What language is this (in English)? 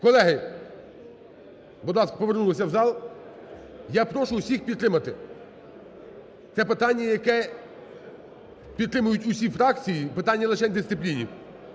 Ukrainian